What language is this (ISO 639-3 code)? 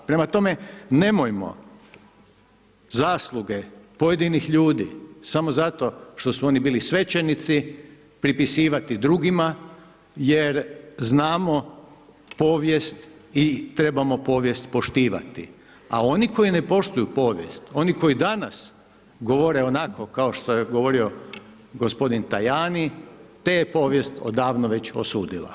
hrv